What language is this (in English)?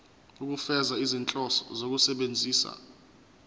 Zulu